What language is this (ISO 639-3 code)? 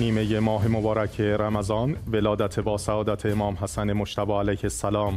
fas